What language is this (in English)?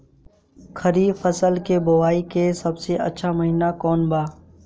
Bhojpuri